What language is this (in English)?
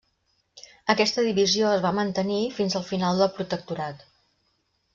Catalan